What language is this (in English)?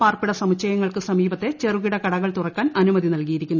Malayalam